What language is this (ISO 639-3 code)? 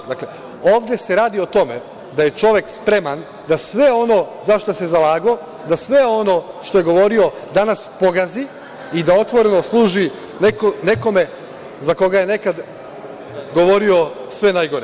srp